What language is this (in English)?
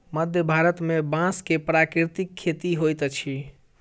Maithili